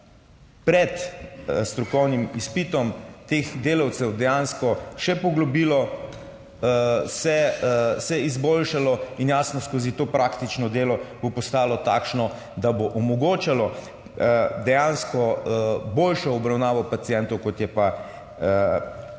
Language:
Slovenian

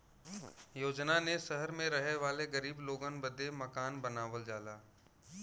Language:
Bhojpuri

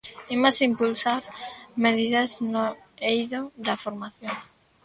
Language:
Galician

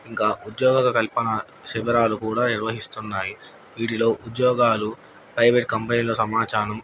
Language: Telugu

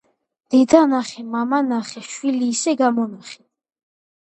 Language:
Georgian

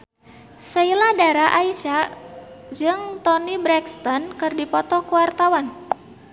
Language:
Sundanese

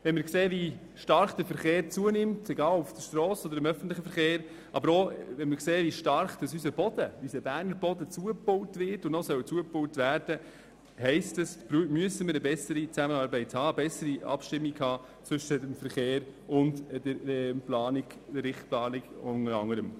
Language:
Swiss German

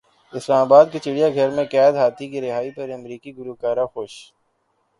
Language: Urdu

